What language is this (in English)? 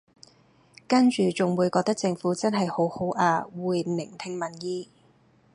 Cantonese